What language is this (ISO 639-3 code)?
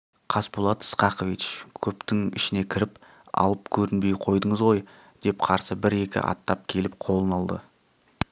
kaz